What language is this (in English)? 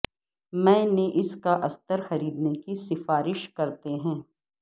Urdu